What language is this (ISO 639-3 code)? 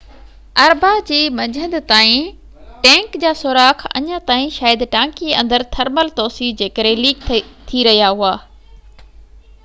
snd